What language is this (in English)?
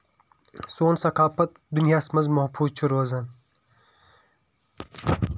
Kashmiri